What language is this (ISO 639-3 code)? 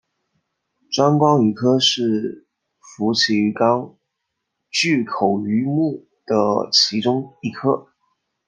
zho